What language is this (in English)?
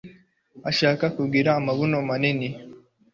Kinyarwanda